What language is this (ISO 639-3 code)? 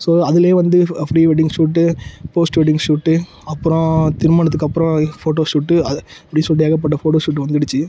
tam